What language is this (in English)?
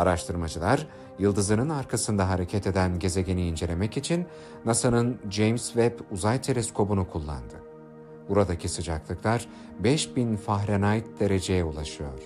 Turkish